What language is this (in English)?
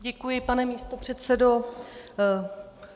Czech